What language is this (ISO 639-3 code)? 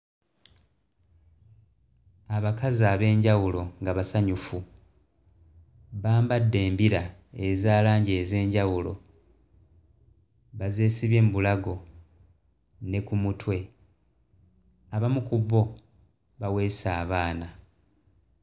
lug